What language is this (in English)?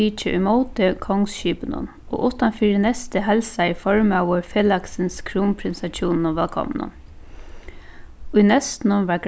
Faroese